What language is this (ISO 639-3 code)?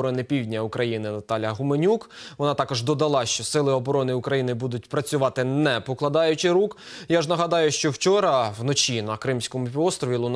ukr